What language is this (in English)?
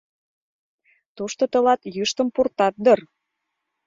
Mari